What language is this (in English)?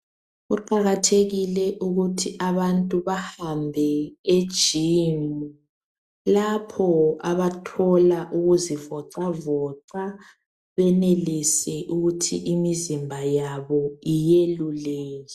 North Ndebele